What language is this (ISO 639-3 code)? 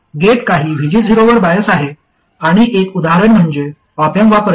mar